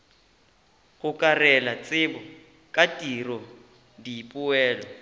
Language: Northern Sotho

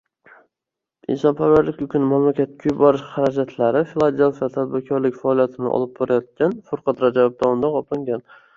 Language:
Uzbek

